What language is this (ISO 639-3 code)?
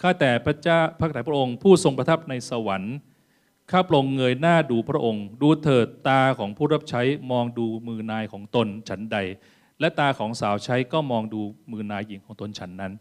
tha